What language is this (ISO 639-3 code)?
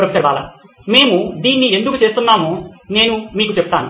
tel